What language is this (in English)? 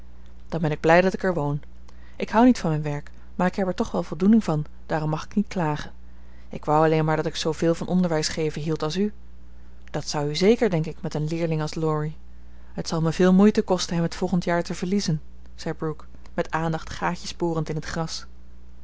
Dutch